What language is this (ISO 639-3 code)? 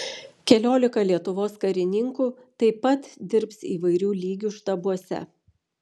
lit